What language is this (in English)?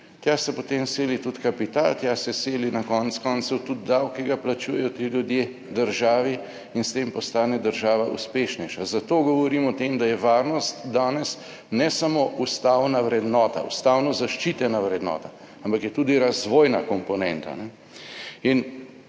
Slovenian